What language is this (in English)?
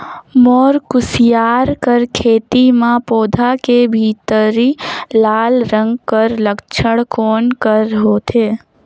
Chhattisgarhi